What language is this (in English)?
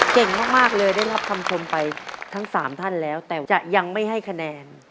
Thai